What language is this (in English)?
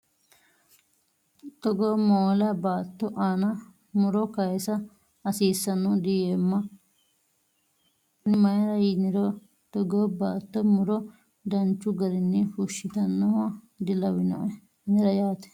Sidamo